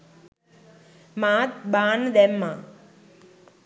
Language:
Sinhala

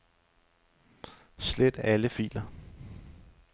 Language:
Danish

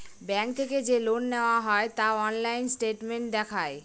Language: Bangla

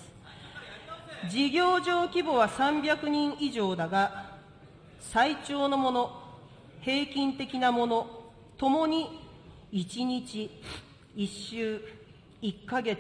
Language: Japanese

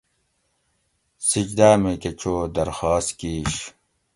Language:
Gawri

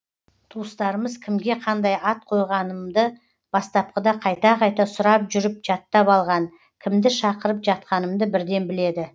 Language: Kazakh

